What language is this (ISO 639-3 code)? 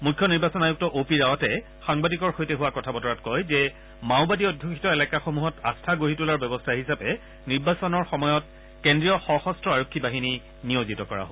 asm